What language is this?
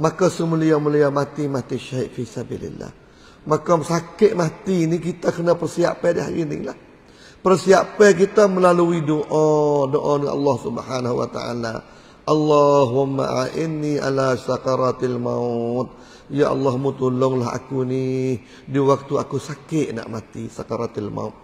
Malay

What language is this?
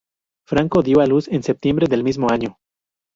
Spanish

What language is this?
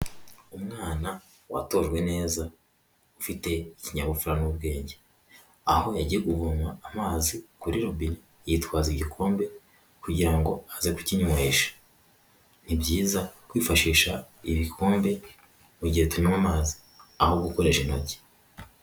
Kinyarwanda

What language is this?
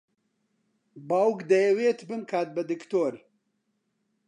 Central Kurdish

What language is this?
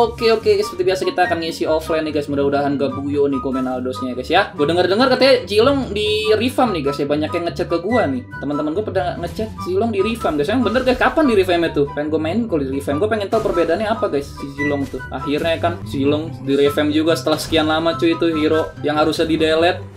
Indonesian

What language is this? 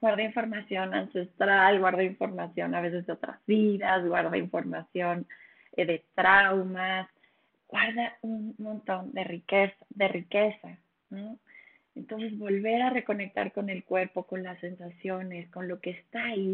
Spanish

